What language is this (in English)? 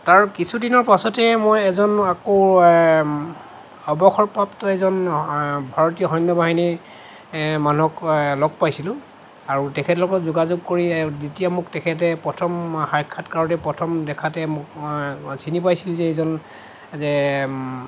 Assamese